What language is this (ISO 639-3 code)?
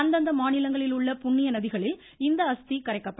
tam